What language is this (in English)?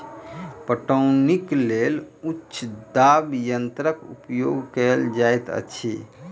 Maithili